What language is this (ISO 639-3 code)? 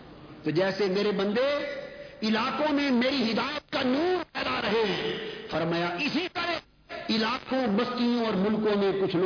urd